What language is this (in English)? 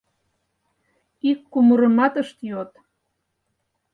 Mari